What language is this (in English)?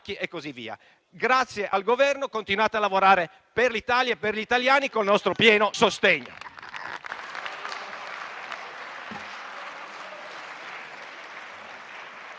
Italian